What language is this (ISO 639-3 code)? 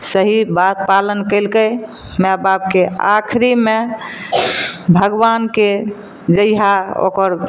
mai